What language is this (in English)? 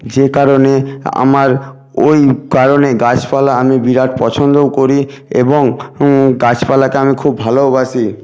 Bangla